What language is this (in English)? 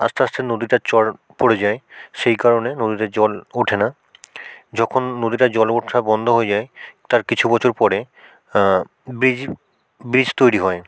Bangla